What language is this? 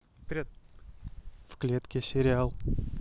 Russian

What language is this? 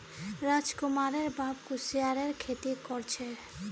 Magahi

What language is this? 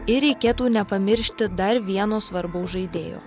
Lithuanian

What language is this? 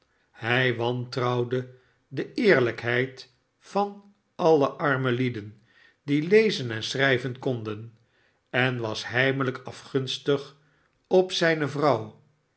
Dutch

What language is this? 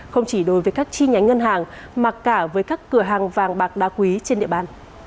Vietnamese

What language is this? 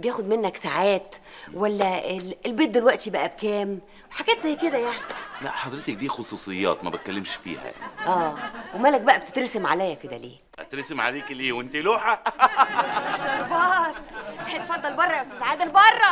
Arabic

